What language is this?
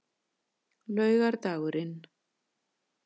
Icelandic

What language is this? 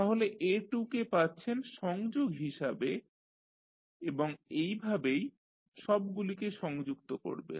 Bangla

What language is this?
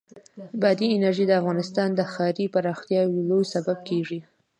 Pashto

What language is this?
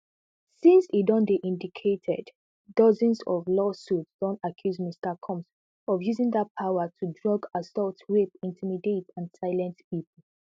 Nigerian Pidgin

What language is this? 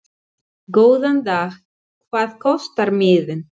Icelandic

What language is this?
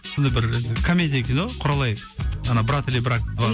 Kazakh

